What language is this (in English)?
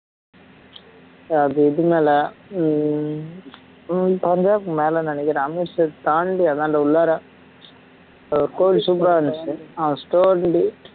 Tamil